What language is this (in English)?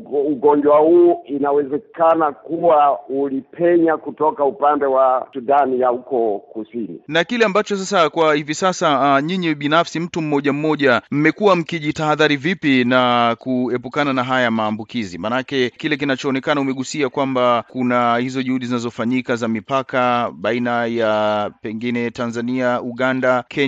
Swahili